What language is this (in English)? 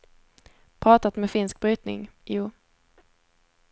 Swedish